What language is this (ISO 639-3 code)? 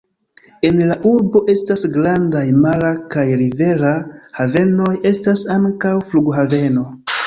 epo